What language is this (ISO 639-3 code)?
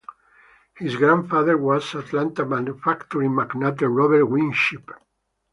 eng